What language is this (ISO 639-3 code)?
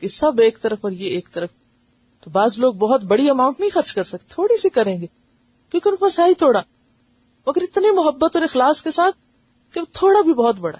urd